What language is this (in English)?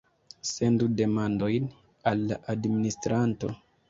Esperanto